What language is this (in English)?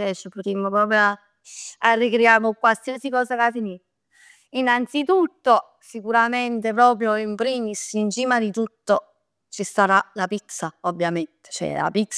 Neapolitan